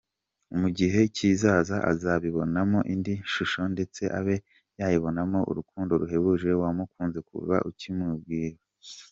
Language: Kinyarwanda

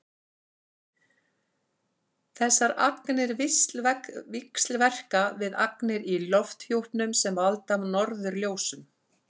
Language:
Icelandic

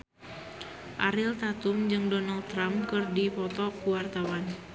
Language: Sundanese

